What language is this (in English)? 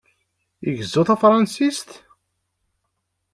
Kabyle